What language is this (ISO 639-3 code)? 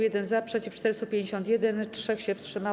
pol